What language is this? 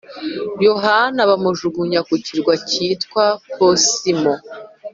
Kinyarwanda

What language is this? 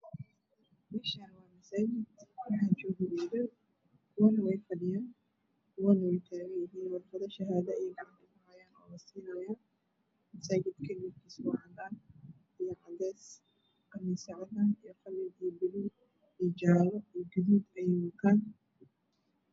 Somali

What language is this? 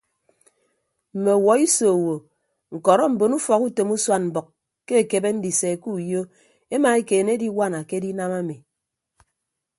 Ibibio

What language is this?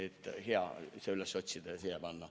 Estonian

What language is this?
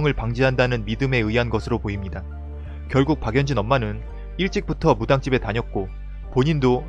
Korean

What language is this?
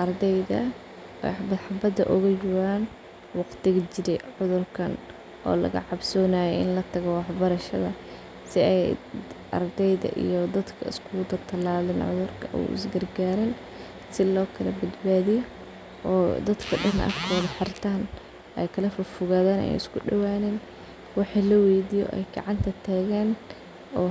Somali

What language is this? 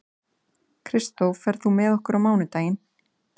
Icelandic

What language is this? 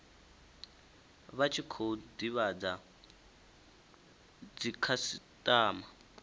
Venda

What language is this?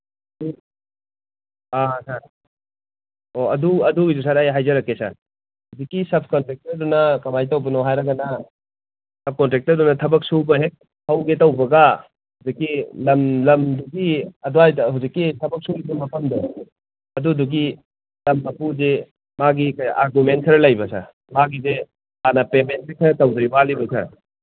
Manipuri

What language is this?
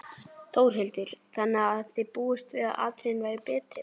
Icelandic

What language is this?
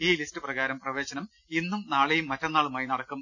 Malayalam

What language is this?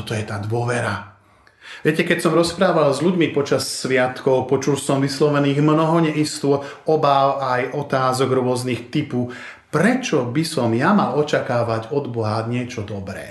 Slovak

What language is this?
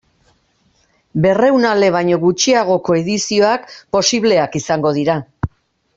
Basque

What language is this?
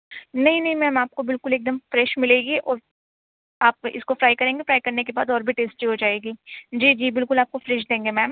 Urdu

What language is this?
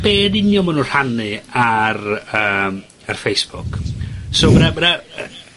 Welsh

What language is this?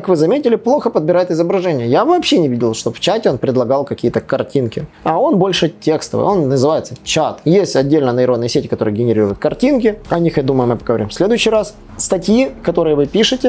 Russian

